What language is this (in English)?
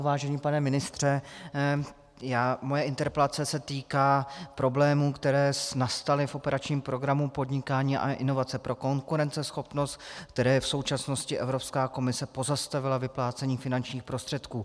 Czech